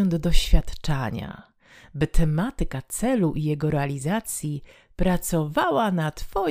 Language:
Polish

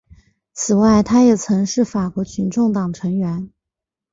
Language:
Chinese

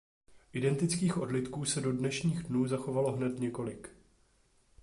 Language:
Czech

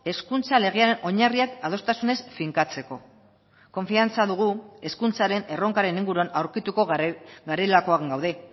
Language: Basque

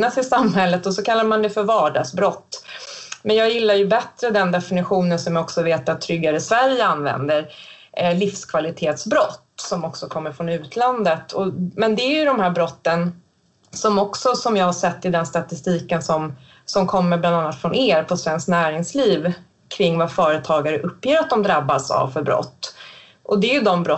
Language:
Swedish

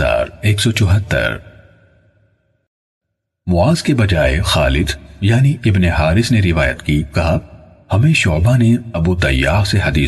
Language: Urdu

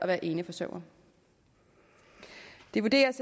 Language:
Danish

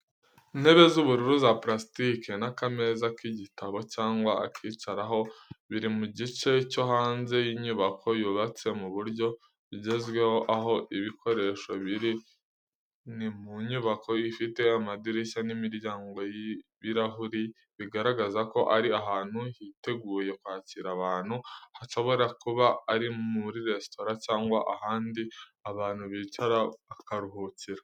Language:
Kinyarwanda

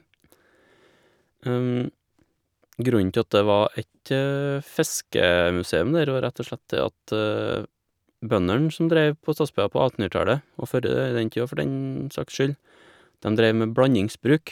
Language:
Norwegian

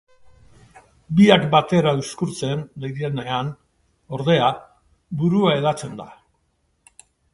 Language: Basque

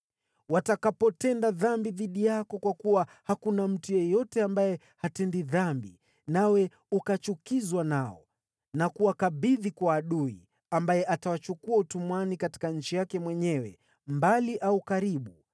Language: Swahili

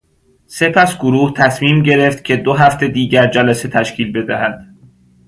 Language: Persian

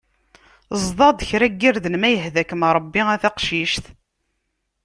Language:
Kabyle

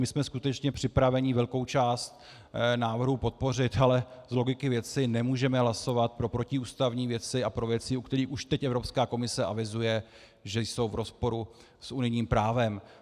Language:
Czech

